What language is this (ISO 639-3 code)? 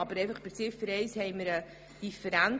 gsw